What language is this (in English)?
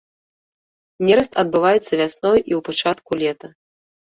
Belarusian